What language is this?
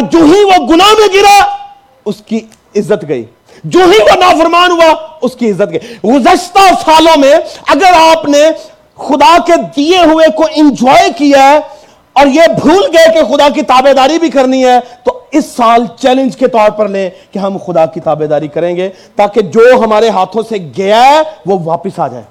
Urdu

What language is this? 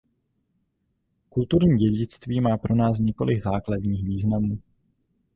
Czech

